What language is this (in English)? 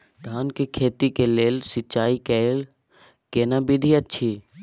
Maithili